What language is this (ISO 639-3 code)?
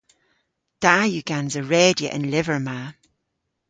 cor